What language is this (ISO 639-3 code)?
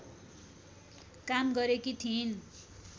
nep